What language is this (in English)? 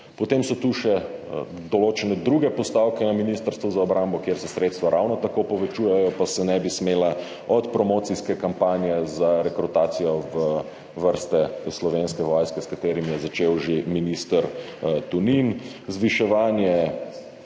Slovenian